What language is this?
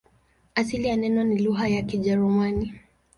Swahili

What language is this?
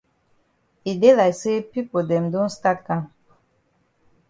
Cameroon Pidgin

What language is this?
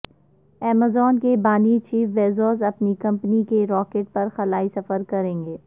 Urdu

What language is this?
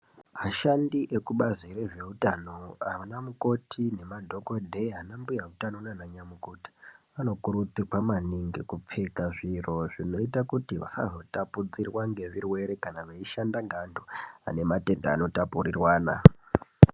Ndau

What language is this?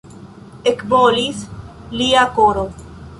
Esperanto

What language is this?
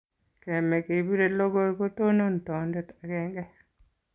Kalenjin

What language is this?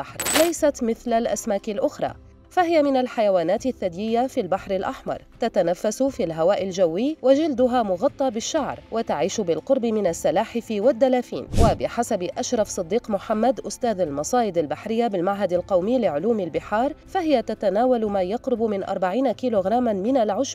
Arabic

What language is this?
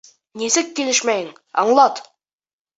Bashkir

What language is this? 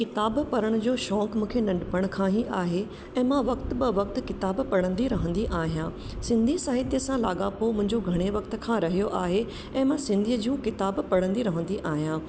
Sindhi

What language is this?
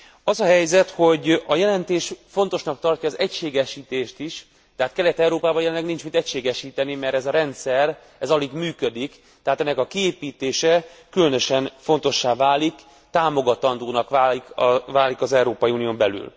Hungarian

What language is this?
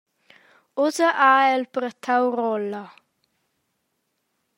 Romansh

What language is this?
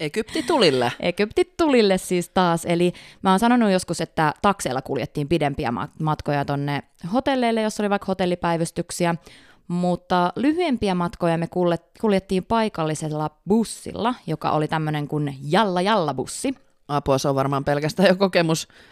Finnish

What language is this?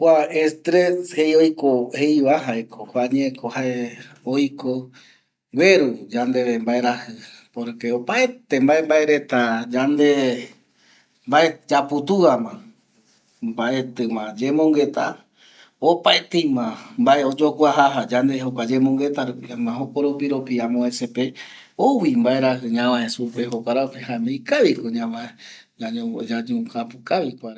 Eastern Bolivian Guaraní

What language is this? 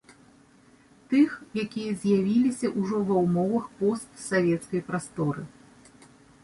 Belarusian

